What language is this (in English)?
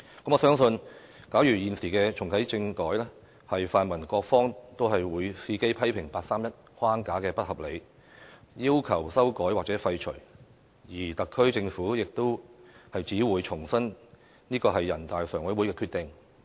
Cantonese